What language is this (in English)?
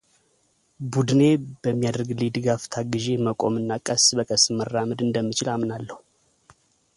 Amharic